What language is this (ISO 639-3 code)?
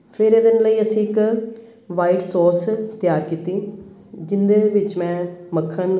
pan